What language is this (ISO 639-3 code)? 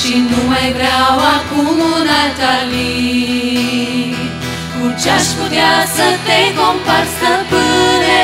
ron